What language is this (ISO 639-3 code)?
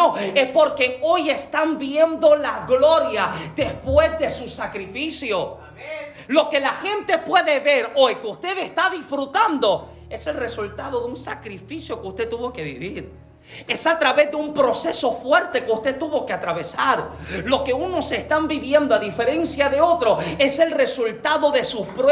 spa